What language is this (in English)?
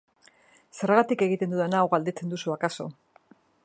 Basque